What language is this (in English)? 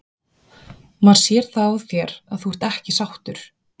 Icelandic